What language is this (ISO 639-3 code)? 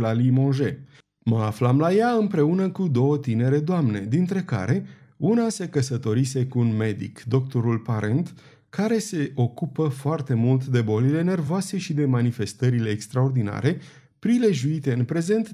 ron